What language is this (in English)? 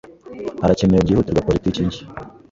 Kinyarwanda